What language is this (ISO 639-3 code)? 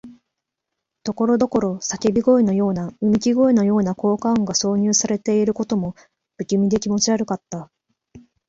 jpn